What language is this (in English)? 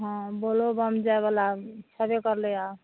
Maithili